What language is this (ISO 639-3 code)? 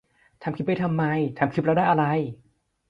tha